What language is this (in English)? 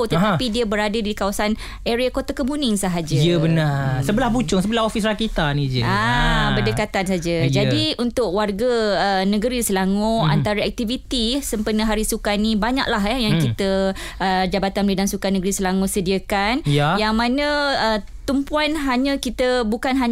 Malay